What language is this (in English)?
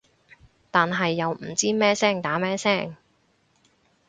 Cantonese